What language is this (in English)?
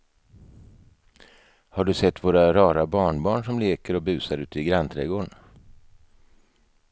Swedish